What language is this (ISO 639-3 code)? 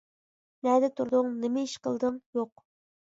uig